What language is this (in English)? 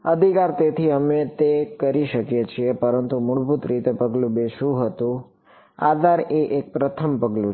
Gujarati